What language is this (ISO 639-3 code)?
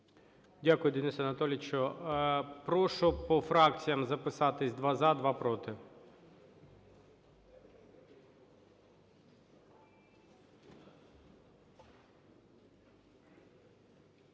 ukr